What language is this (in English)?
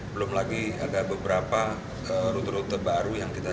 Indonesian